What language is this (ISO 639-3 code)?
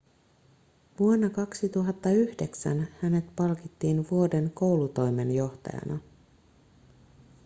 fin